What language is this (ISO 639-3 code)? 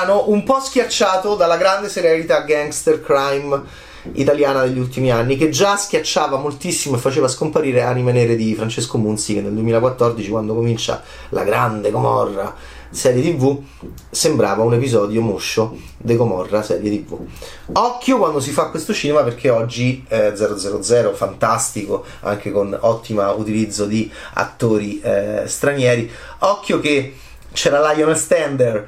ita